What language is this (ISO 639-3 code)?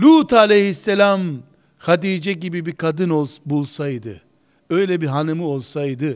tur